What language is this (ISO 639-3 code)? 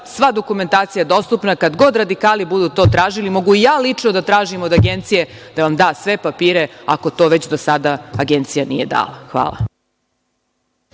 srp